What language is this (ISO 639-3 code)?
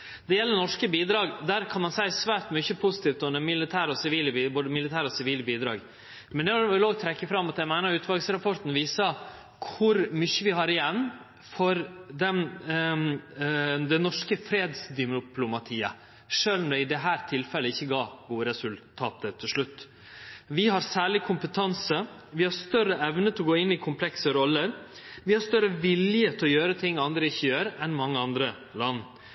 nno